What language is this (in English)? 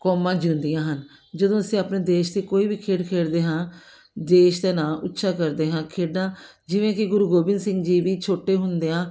Punjabi